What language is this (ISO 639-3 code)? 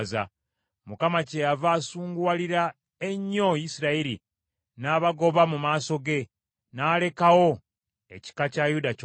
lug